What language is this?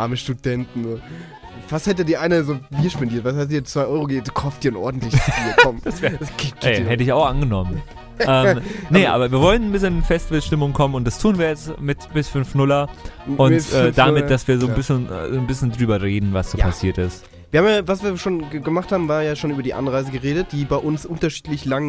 German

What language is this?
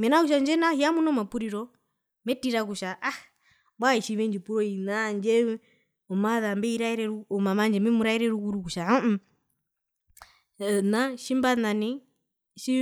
Herero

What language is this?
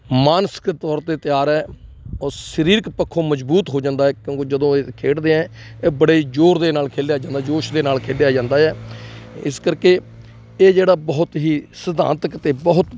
Punjabi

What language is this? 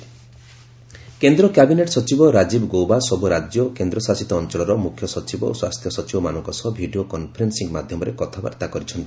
Odia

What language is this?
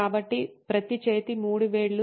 Telugu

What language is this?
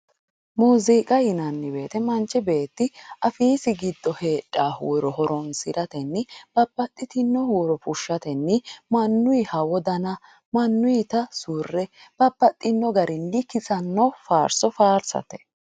Sidamo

